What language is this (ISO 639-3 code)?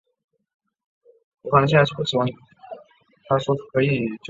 zho